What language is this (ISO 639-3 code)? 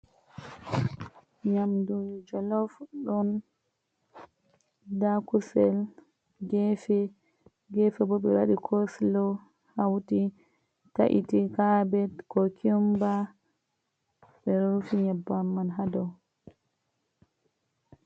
ful